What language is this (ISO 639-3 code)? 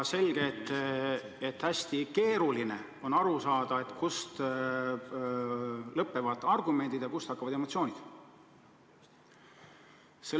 est